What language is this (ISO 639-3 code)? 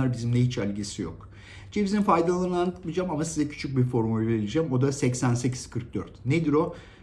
tur